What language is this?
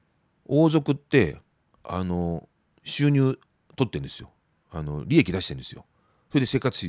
Japanese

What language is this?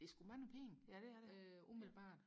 Danish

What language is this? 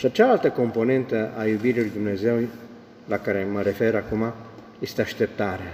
Romanian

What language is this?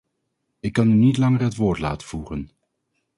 Dutch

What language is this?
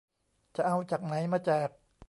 Thai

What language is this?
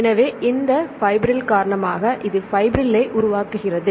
Tamil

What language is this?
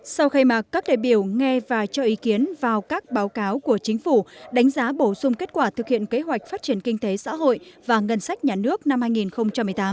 Vietnamese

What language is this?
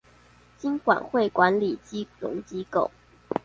Chinese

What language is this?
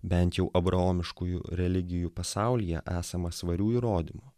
Lithuanian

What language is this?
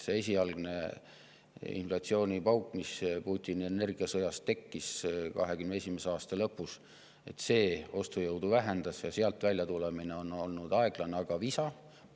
Estonian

